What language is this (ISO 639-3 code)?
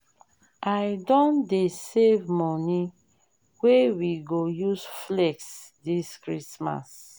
pcm